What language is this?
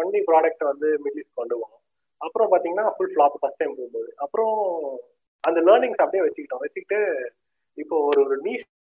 Tamil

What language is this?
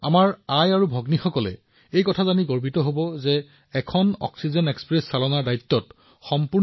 Assamese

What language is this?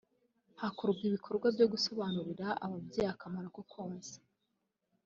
Kinyarwanda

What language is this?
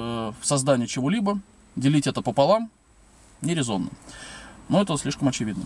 Russian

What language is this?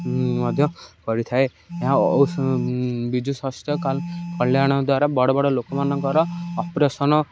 Odia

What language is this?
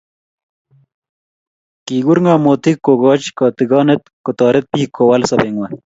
Kalenjin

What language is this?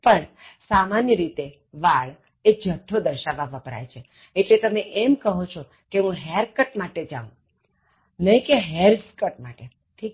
Gujarati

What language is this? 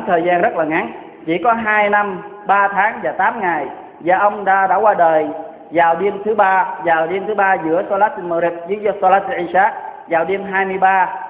Vietnamese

